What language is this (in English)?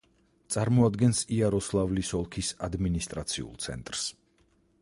Georgian